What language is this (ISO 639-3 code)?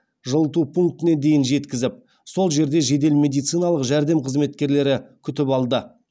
kaz